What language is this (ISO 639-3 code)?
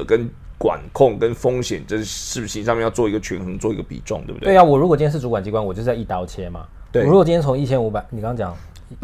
zho